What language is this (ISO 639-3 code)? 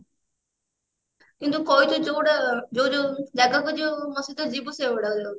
ori